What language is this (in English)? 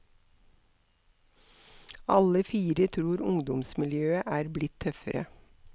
Norwegian